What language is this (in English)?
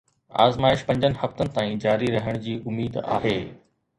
Sindhi